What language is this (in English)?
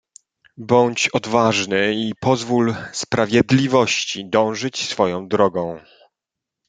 Polish